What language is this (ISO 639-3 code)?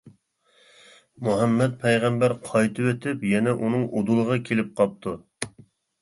uig